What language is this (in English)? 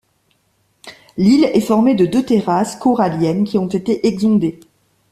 French